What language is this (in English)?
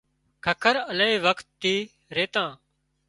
Wadiyara Koli